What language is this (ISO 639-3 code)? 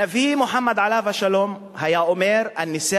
heb